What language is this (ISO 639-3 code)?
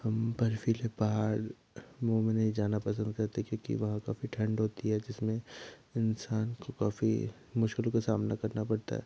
hin